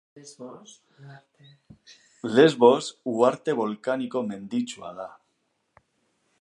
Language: Basque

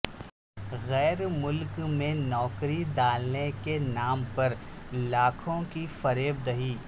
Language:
Urdu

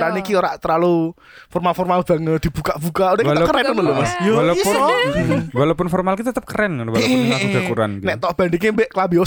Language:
Indonesian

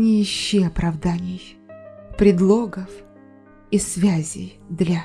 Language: Russian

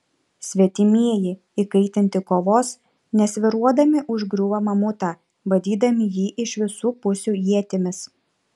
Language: Lithuanian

